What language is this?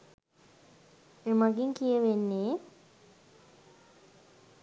Sinhala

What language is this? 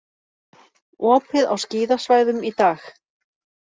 Icelandic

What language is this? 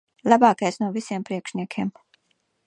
Latvian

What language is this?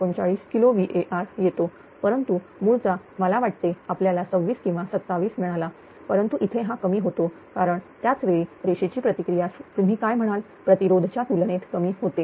Marathi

